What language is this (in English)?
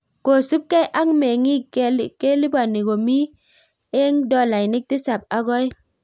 Kalenjin